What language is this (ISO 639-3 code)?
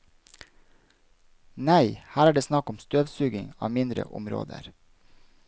nor